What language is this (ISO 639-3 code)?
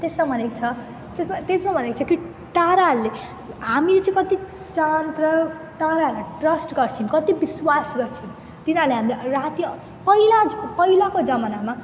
nep